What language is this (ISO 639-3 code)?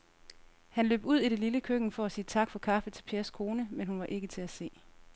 dan